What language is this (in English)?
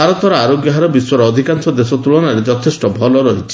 Odia